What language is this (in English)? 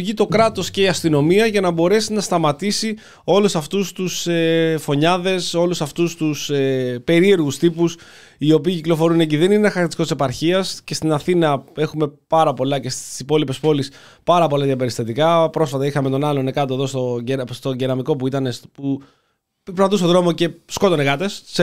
Greek